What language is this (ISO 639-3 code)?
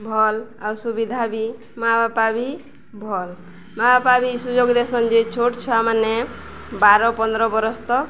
ori